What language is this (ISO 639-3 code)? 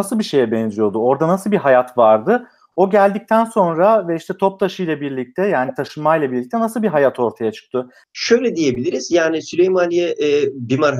tur